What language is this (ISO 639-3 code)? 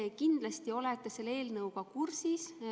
est